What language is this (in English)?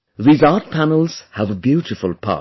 English